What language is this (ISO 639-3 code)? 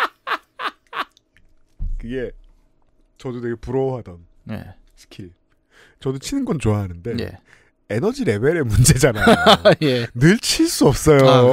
kor